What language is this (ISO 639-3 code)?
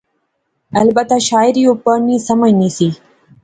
phr